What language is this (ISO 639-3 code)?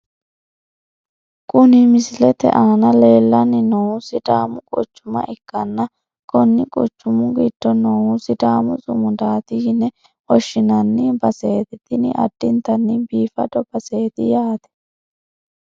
sid